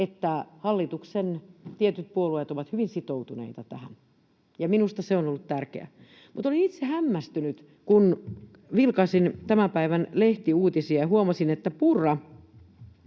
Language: Finnish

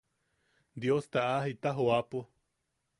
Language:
Yaqui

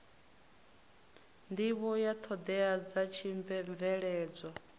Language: Venda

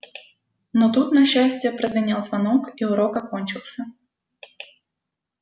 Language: Russian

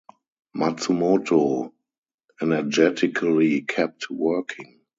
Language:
English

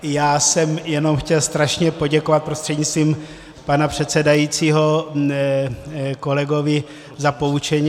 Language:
Czech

